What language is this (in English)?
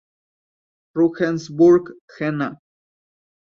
Spanish